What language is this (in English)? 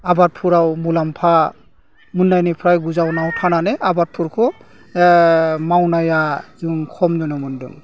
Bodo